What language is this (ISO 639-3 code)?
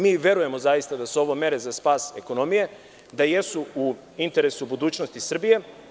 srp